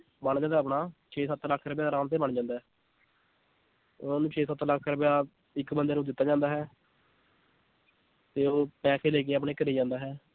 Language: Punjabi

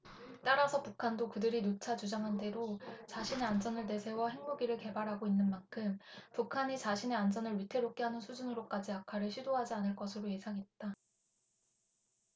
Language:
Korean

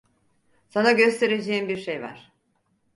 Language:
Turkish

